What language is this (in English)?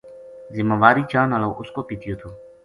Gujari